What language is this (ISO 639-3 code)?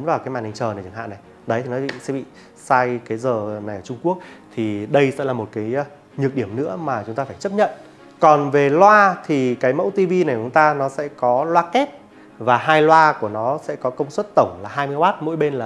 vie